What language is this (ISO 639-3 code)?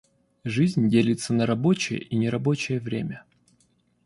rus